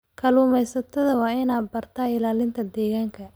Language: Somali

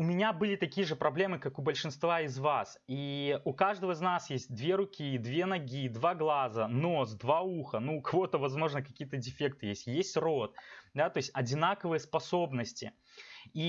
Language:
Russian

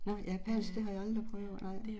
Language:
Danish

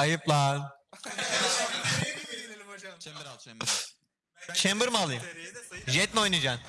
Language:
Turkish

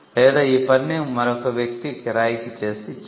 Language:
Telugu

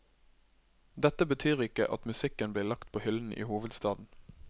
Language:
Norwegian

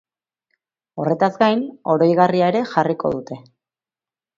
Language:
Basque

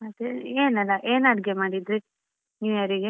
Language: Kannada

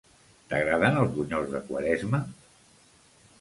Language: Catalan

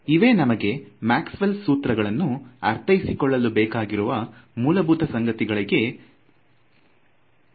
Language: Kannada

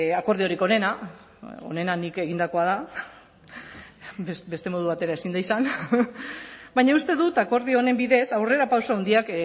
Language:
Basque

